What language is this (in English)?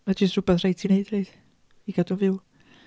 Welsh